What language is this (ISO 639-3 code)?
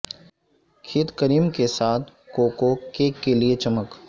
urd